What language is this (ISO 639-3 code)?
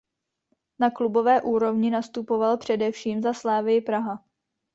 ces